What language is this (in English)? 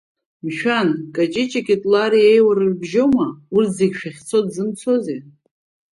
Abkhazian